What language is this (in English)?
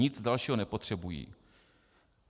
Czech